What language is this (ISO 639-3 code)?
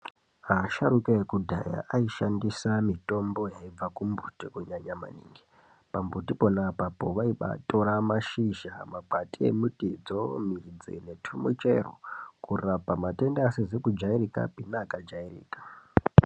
ndc